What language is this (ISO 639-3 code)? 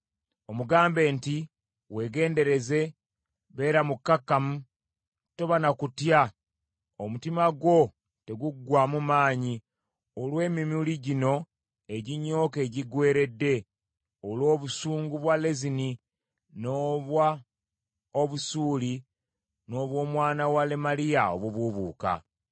lug